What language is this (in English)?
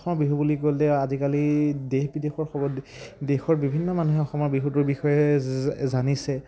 Assamese